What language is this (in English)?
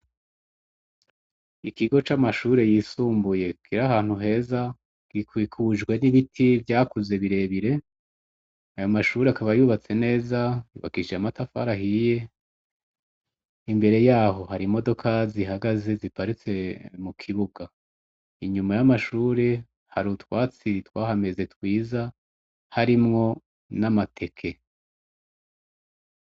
Rundi